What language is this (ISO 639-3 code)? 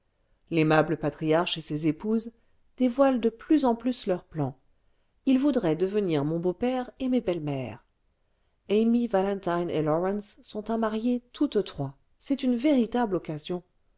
fra